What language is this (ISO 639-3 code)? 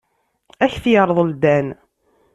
kab